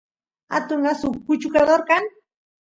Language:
Santiago del Estero Quichua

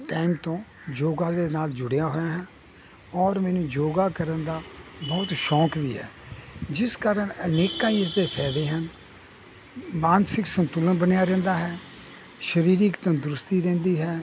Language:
Punjabi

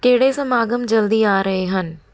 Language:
Punjabi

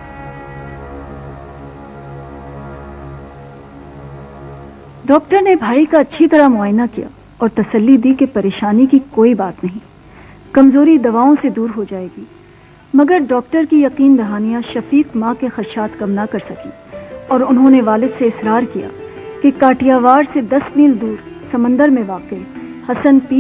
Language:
Hindi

